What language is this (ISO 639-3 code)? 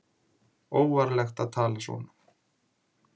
isl